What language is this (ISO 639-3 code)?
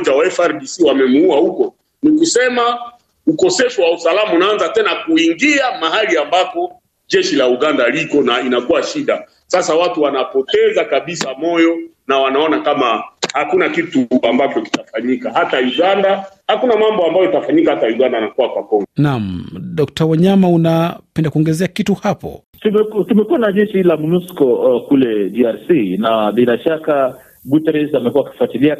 swa